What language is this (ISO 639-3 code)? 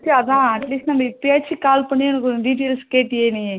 tam